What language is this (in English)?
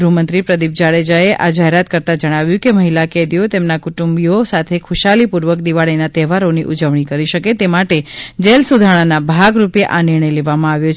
Gujarati